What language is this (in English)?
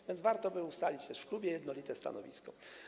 Polish